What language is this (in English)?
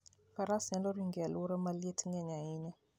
Luo (Kenya and Tanzania)